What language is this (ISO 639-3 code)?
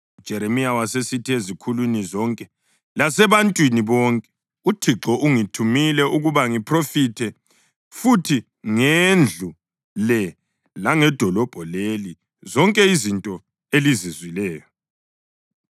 nde